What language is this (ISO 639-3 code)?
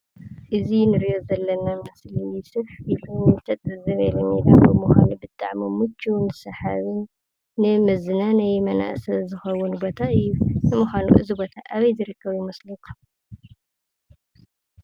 tir